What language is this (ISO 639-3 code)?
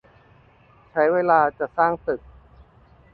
tha